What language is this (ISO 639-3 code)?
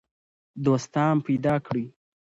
pus